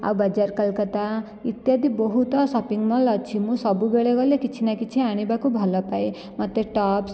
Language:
Odia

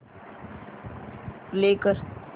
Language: Marathi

